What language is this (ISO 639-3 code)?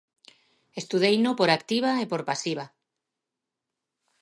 glg